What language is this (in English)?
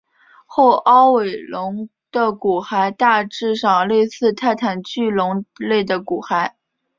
Chinese